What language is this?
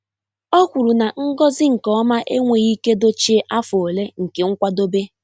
Igbo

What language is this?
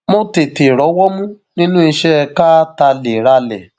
Yoruba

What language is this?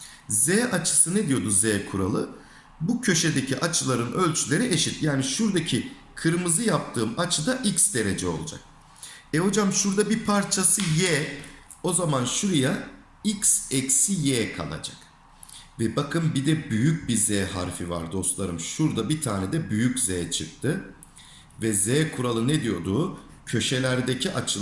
Turkish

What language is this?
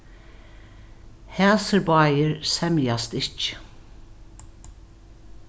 Faroese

